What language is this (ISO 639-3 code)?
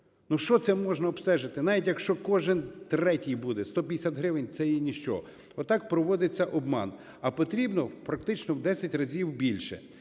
ukr